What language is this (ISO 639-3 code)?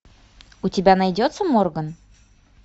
rus